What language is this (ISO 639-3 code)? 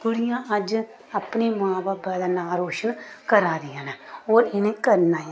doi